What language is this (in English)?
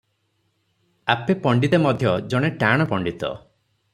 Odia